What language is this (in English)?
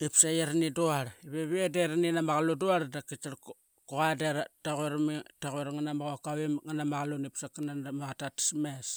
Qaqet